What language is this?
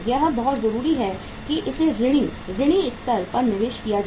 Hindi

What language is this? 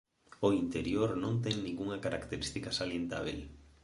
Galician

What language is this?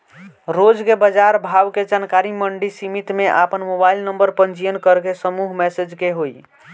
Bhojpuri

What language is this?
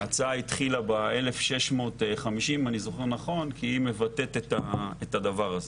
Hebrew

